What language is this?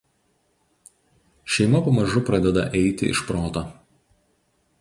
Lithuanian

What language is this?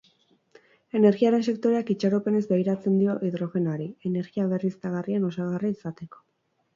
Basque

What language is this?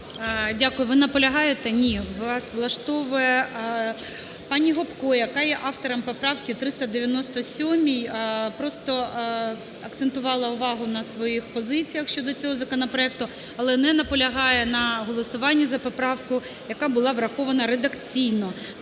Ukrainian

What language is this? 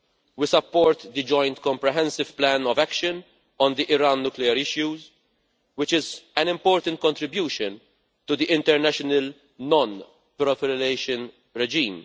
English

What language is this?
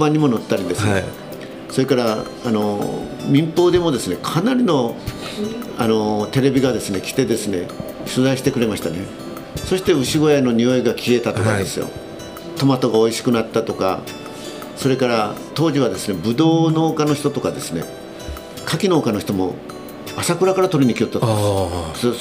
Japanese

